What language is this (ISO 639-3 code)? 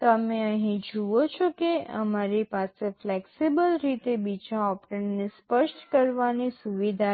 guj